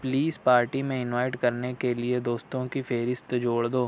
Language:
Urdu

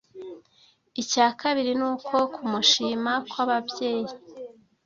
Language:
Kinyarwanda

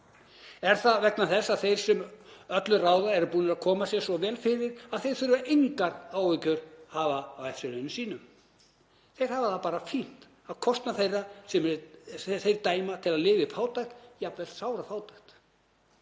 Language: Icelandic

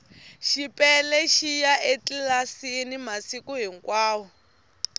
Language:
Tsonga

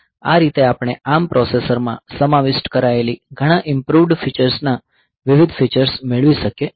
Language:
Gujarati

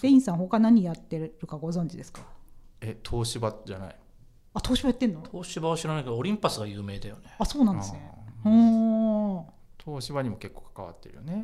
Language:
Japanese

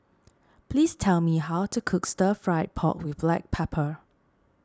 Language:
English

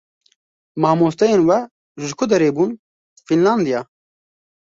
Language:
Kurdish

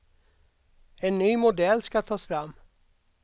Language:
Swedish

